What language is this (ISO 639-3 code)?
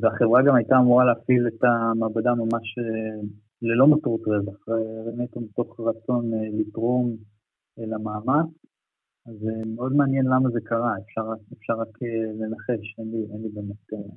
heb